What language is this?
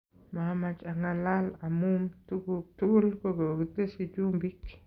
Kalenjin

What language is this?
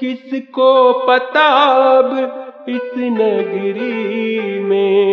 Hindi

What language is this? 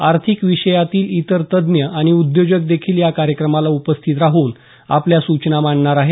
Marathi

